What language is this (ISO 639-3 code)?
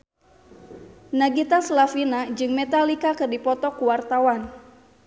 sun